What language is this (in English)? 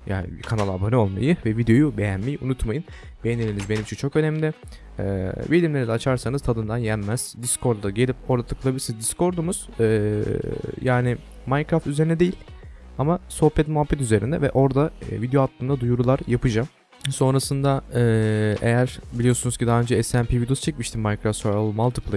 Turkish